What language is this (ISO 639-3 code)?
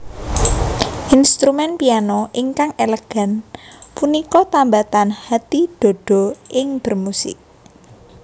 jav